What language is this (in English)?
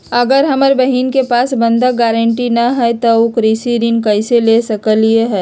Magahi